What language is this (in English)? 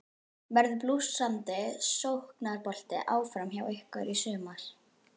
Icelandic